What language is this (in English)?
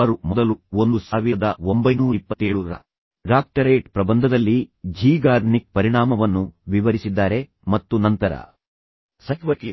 Kannada